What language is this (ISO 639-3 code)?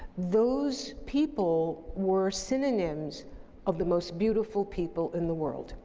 eng